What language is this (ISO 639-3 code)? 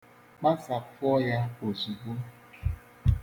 ibo